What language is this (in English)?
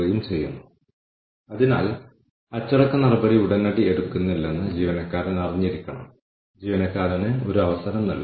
Malayalam